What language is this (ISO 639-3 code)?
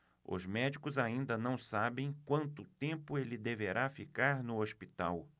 por